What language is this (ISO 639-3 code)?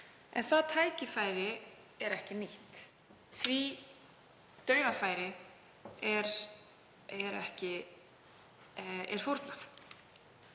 isl